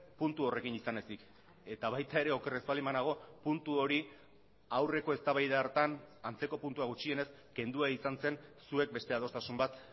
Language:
Basque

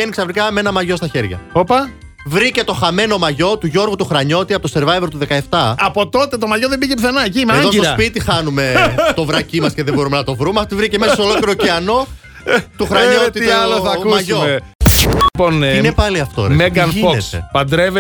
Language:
Greek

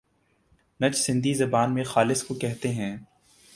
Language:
Urdu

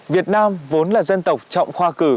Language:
Vietnamese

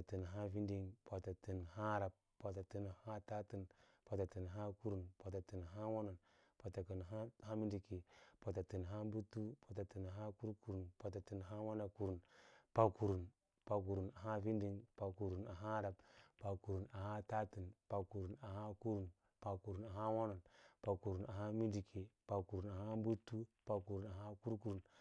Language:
Lala-Roba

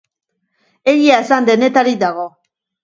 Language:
Basque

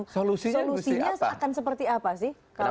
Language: Indonesian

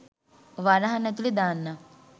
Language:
Sinhala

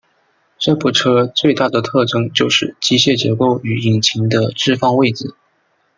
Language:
Chinese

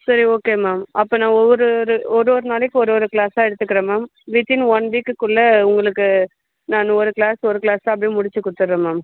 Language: Tamil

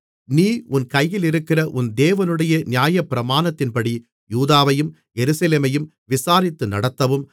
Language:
Tamil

